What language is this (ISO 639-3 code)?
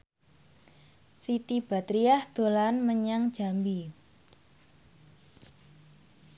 jav